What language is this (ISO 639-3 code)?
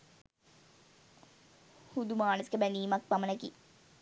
sin